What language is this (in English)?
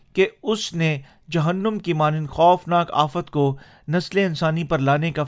Urdu